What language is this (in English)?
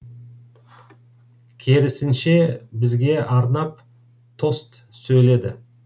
Kazakh